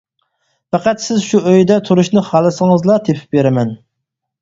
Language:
Uyghur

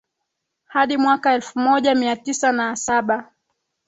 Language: Swahili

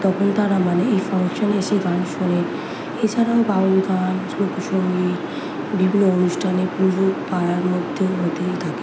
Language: Bangla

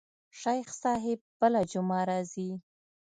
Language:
Pashto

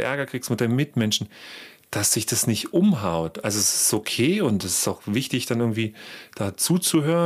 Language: German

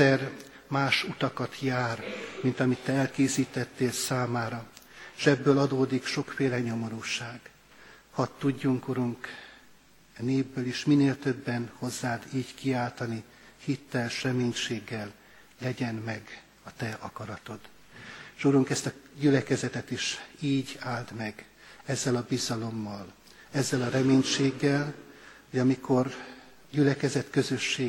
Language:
Hungarian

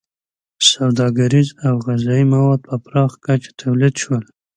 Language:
Pashto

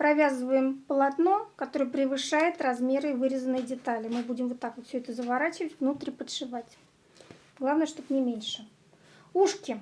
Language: Russian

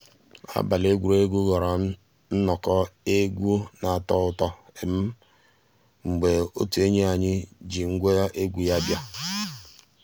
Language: Igbo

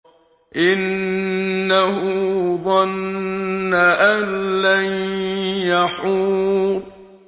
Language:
Arabic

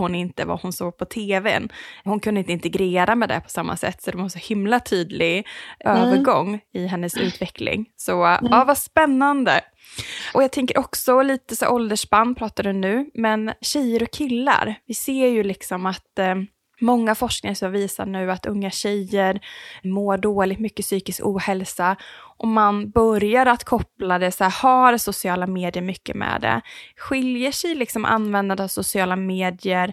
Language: Swedish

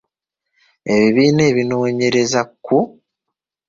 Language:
Ganda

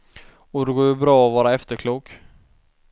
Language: Swedish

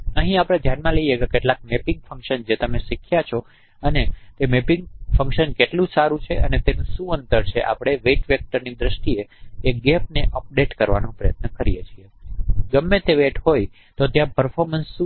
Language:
Gujarati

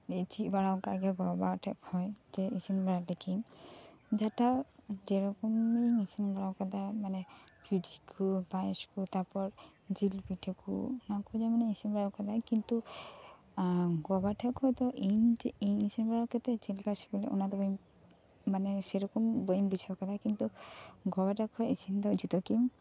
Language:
Santali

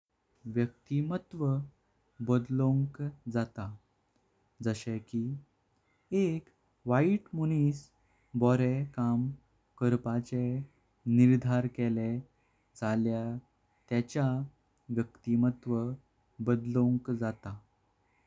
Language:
Konkani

